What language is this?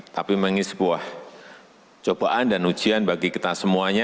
Indonesian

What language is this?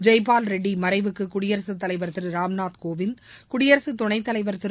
Tamil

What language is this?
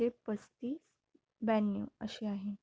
Marathi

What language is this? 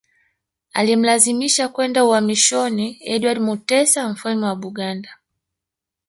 Swahili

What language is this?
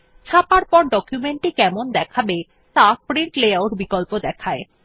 Bangla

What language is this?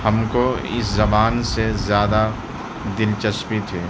Urdu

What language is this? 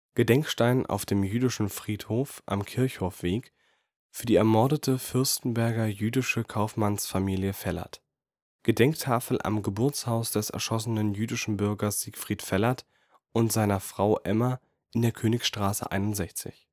German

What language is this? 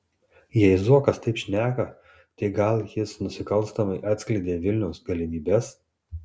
Lithuanian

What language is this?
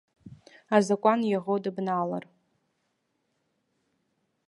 Abkhazian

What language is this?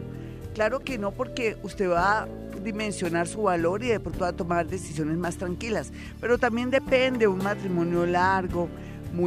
Spanish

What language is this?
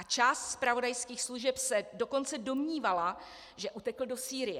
Czech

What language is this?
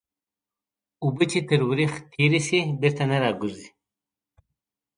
Pashto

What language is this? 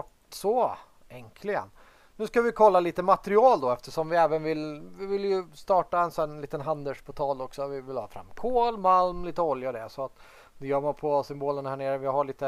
Swedish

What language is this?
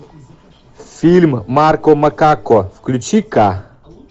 Russian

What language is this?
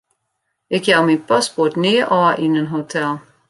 Western Frisian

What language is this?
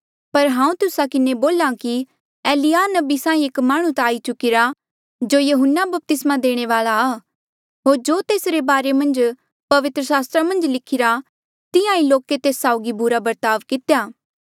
Mandeali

